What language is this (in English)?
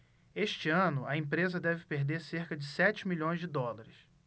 Portuguese